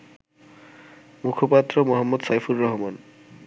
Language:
Bangla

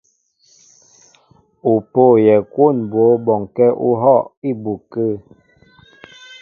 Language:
Mbo (Cameroon)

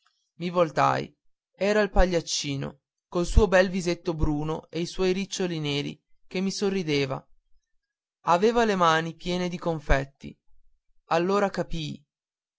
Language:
Italian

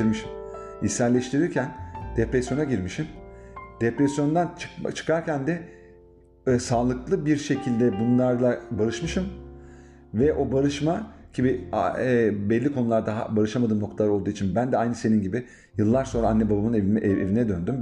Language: Turkish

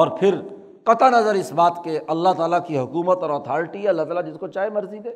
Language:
Urdu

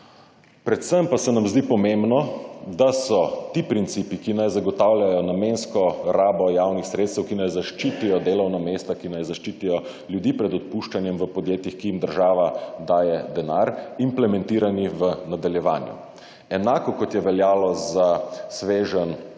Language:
Slovenian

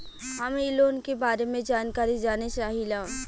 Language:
Bhojpuri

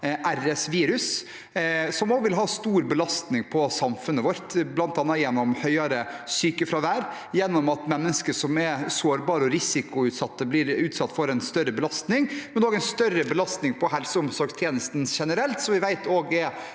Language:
Norwegian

